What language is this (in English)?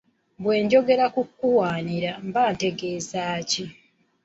Ganda